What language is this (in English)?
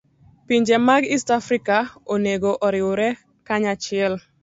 Luo (Kenya and Tanzania)